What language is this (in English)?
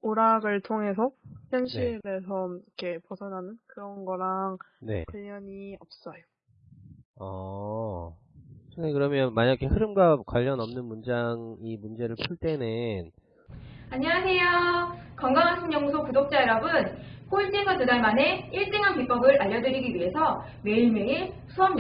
Korean